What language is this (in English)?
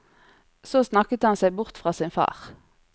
Norwegian